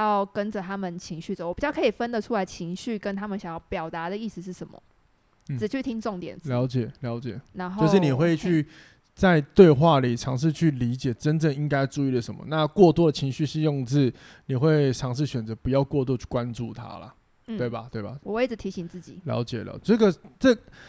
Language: Chinese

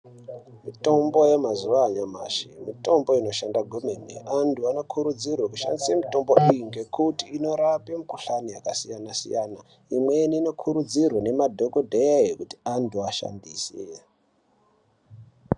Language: Ndau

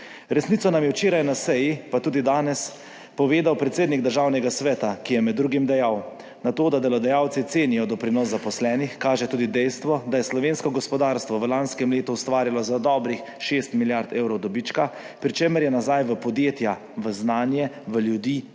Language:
Slovenian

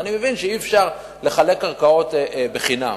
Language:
Hebrew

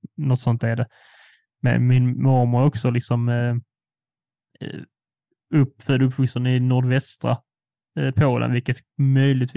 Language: Swedish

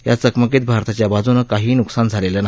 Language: Marathi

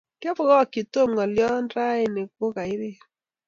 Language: Kalenjin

